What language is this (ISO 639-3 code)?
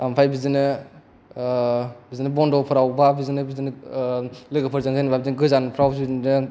brx